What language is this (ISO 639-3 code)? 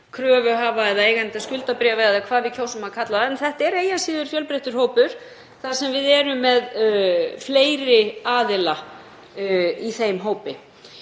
isl